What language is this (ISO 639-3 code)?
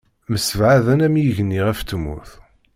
kab